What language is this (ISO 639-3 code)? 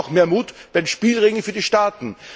deu